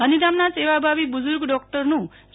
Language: Gujarati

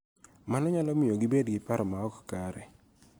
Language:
Luo (Kenya and Tanzania)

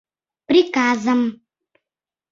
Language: Mari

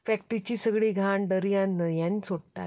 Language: Konkani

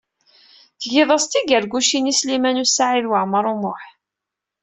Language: Kabyle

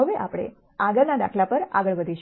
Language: Gujarati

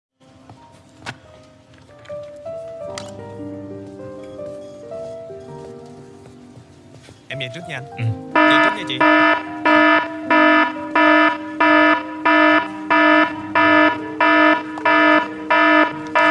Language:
Vietnamese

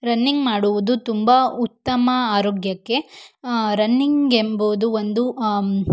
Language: Kannada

